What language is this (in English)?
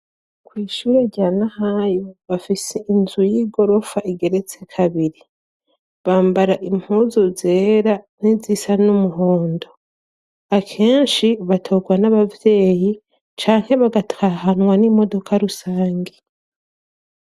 Rundi